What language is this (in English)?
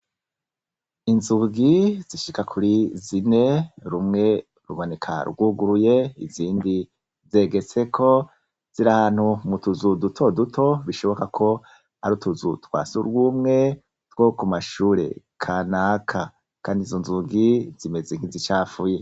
Rundi